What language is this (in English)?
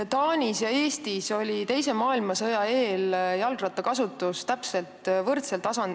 Estonian